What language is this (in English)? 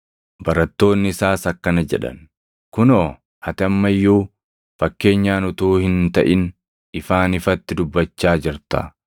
Oromo